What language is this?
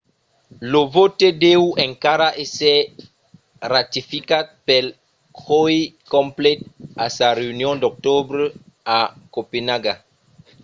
Occitan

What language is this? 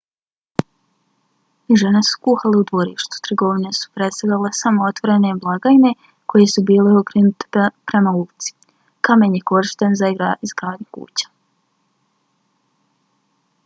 Bosnian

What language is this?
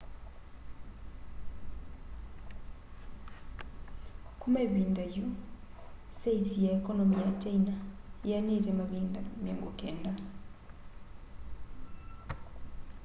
Kamba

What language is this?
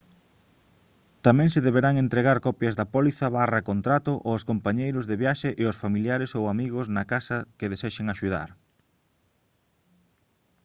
Galician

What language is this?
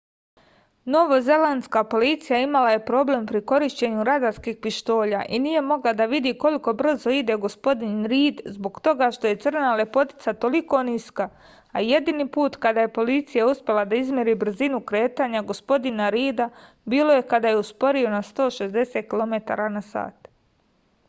Serbian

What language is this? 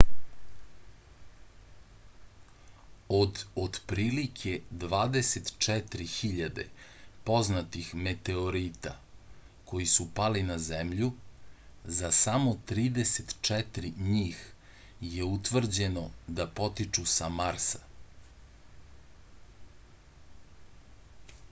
Serbian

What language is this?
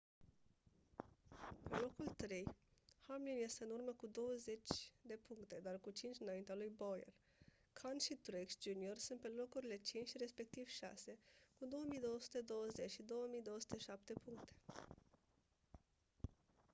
Romanian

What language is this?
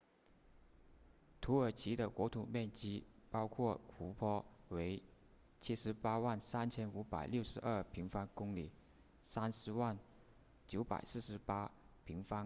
Chinese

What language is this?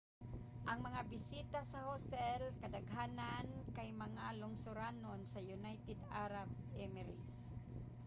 Cebuano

